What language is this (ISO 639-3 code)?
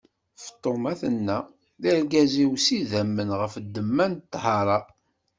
kab